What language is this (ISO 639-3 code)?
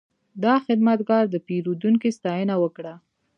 pus